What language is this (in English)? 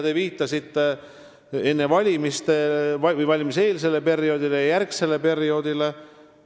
Estonian